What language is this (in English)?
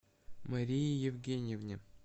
Russian